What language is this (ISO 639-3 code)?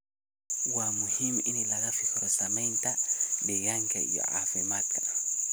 som